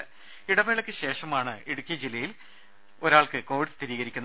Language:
Malayalam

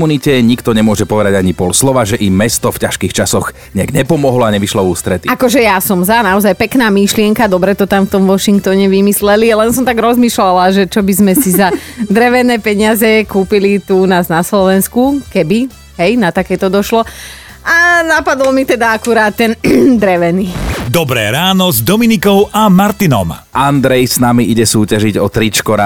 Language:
Slovak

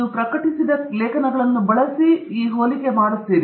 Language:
Kannada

